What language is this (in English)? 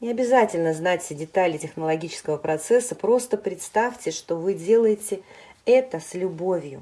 Russian